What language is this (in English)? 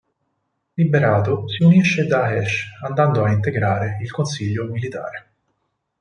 Italian